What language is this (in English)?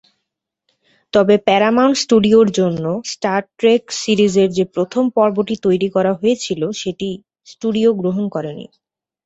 Bangla